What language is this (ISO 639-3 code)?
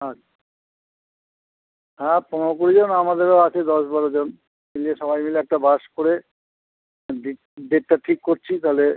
ben